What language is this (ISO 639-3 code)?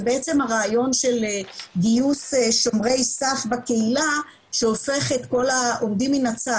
heb